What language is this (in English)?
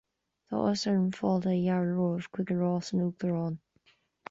Irish